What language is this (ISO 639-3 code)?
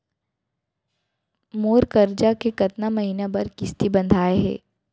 hne